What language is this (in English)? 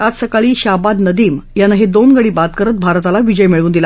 Marathi